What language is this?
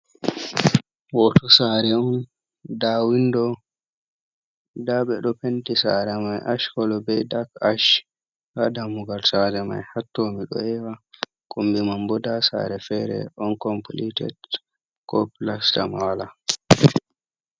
Fula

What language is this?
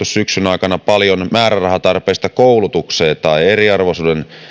Finnish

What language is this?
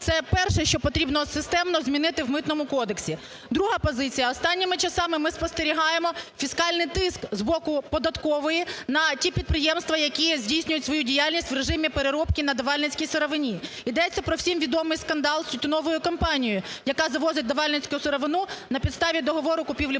Ukrainian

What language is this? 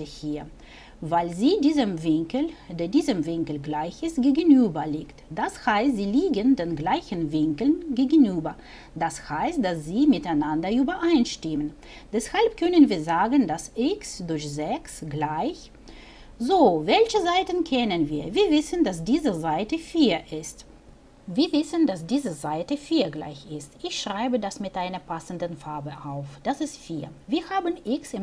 German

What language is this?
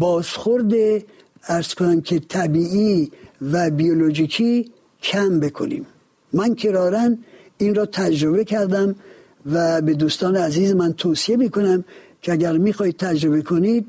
Persian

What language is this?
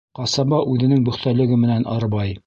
Bashkir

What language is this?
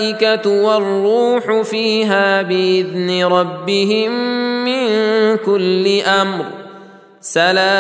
Arabic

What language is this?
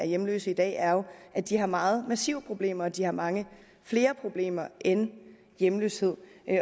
Danish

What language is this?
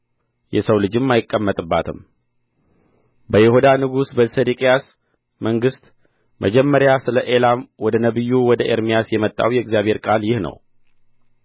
Amharic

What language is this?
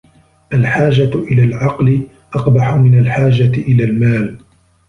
Arabic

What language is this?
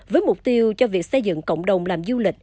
Vietnamese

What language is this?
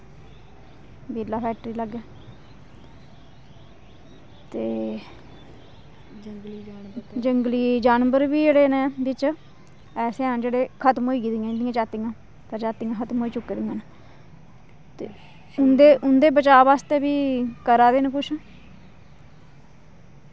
Dogri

